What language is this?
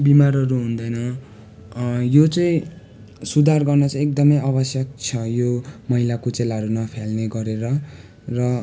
Nepali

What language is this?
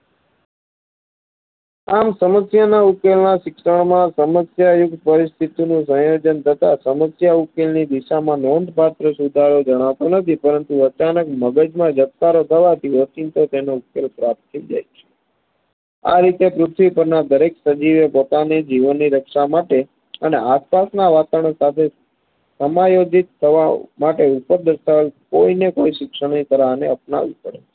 Gujarati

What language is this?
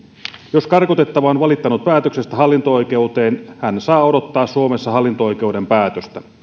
Finnish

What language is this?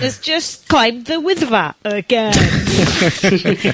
Welsh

